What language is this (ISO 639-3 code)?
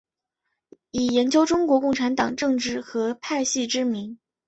zho